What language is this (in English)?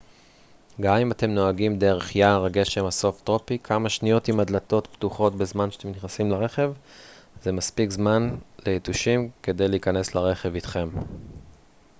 Hebrew